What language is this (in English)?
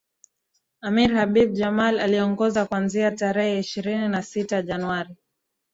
Swahili